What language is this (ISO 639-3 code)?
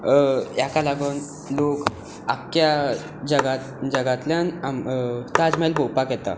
kok